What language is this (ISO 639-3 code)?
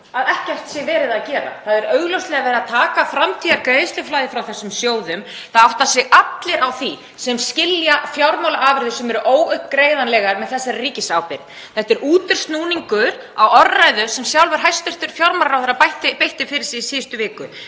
isl